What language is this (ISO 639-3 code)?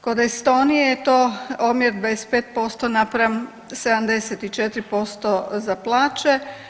hrv